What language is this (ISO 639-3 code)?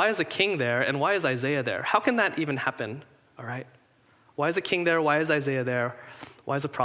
eng